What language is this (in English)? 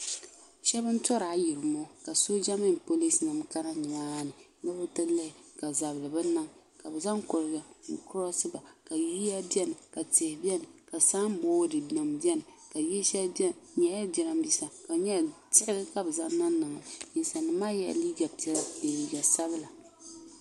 Dagbani